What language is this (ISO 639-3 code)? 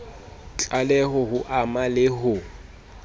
sot